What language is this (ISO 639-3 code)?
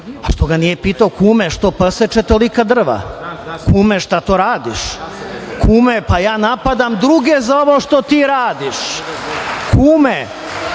srp